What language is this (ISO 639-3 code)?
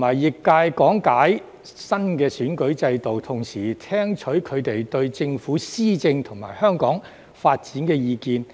yue